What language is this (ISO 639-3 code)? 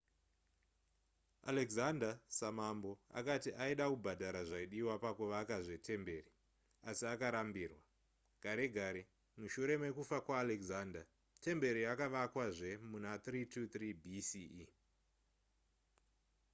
sna